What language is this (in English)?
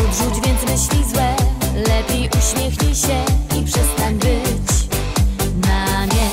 Polish